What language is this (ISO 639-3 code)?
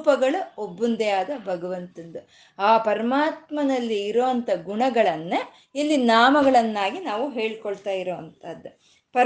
kan